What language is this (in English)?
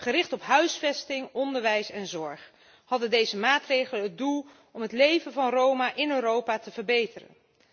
Dutch